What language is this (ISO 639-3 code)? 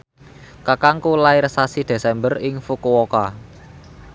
jav